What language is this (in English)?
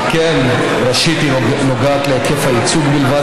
Hebrew